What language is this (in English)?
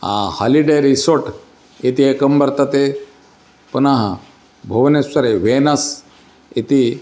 Sanskrit